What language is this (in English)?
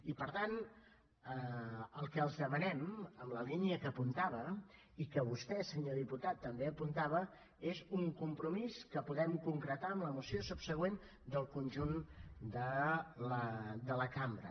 Catalan